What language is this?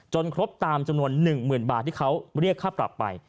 Thai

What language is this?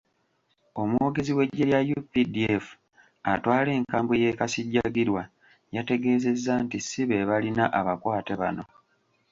Ganda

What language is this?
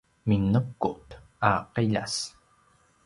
Paiwan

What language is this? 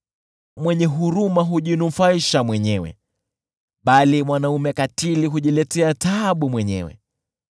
Swahili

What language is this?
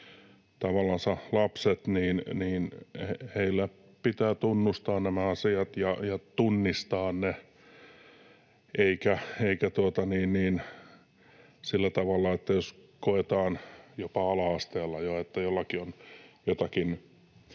Finnish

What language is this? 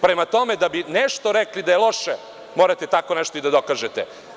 Serbian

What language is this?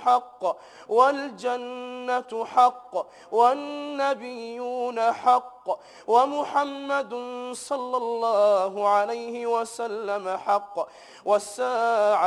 Arabic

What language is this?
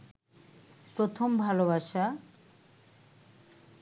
Bangla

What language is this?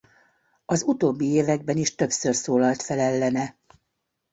Hungarian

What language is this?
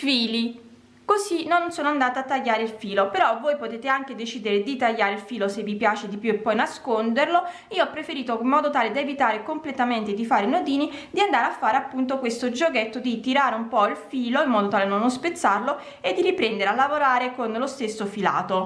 Italian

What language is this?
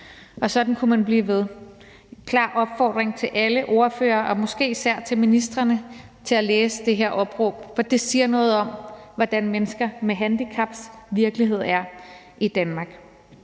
Danish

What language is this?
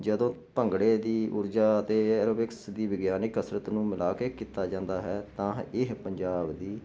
Punjabi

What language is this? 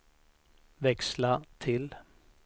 Swedish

